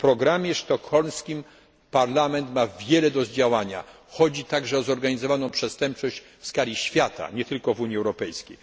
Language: Polish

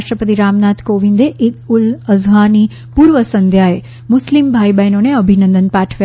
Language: Gujarati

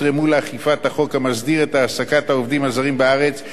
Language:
Hebrew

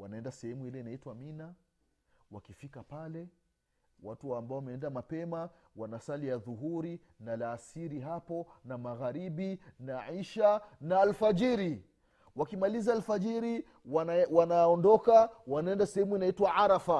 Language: Swahili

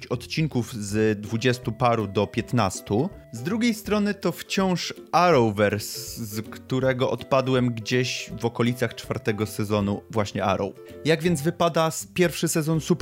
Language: Polish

